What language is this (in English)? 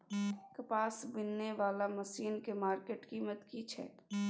Maithili